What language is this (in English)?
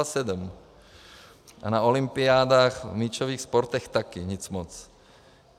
Czech